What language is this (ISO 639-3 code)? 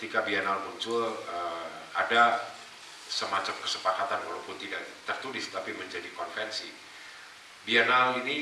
ind